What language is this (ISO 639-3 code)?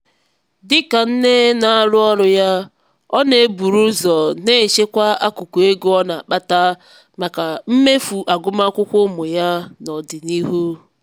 ibo